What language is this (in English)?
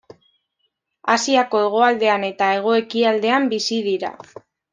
Basque